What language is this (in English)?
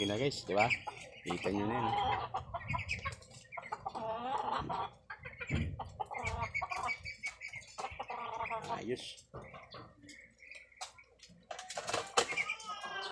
Filipino